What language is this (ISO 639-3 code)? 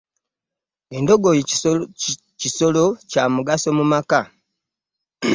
lug